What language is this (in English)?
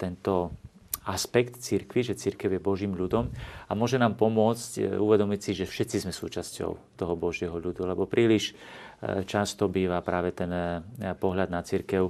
Slovak